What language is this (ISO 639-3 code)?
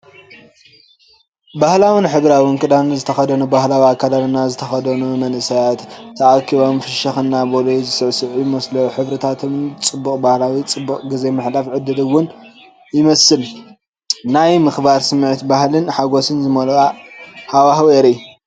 tir